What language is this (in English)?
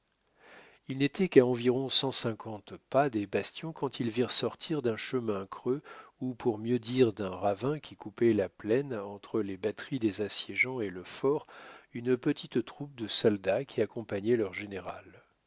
French